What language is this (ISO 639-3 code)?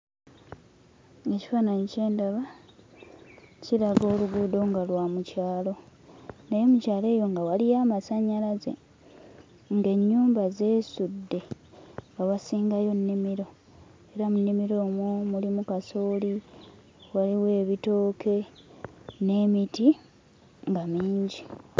lug